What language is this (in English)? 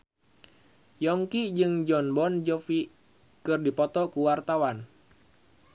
Sundanese